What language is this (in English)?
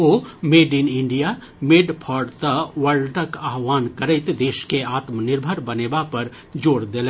Maithili